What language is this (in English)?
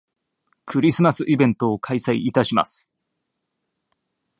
Japanese